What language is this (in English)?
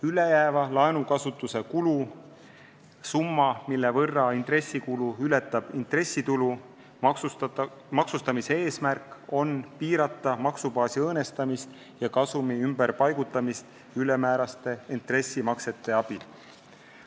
Estonian